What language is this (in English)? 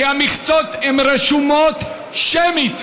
Hebrew